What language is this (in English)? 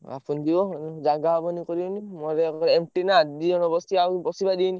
Odia